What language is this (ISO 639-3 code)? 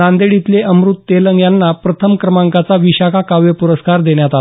mar